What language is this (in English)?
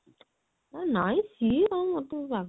Odia